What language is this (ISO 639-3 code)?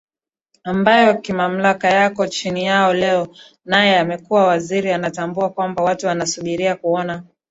swa